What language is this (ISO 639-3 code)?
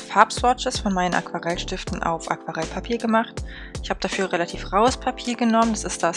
deu